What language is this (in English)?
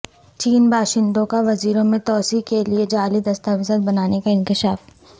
Urdu